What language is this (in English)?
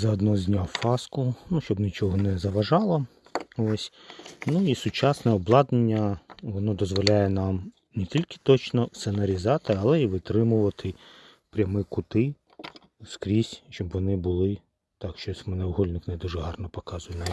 Ukrainian